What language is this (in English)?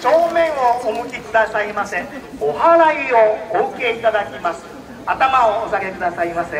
Japanese